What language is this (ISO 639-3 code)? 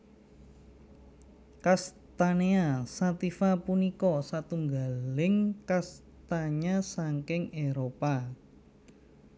jav